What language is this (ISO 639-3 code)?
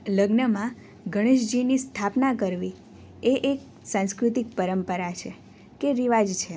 guj